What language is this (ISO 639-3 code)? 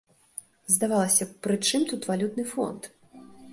bel